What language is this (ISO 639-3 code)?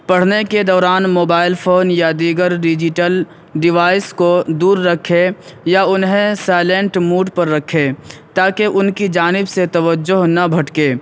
urd